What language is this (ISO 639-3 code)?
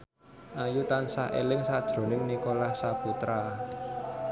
jav